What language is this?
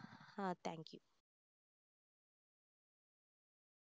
Tamil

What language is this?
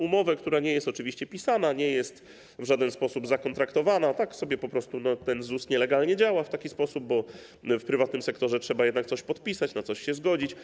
Polish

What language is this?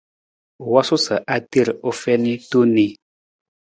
Nawdm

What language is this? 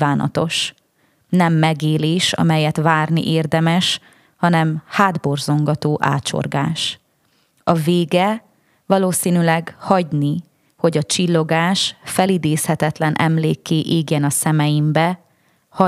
Hungarian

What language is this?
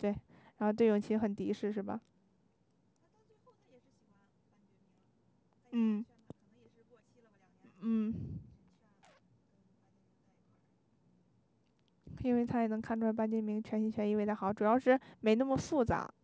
Chinese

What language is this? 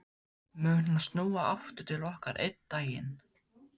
Icelandic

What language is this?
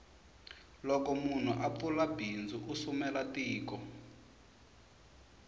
Tsonga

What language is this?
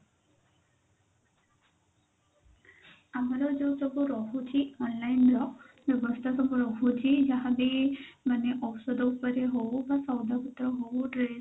Odia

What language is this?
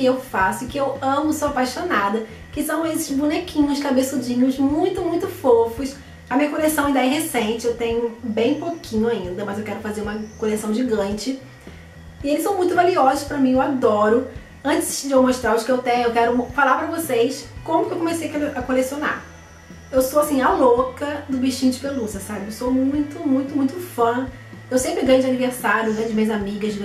Portuguese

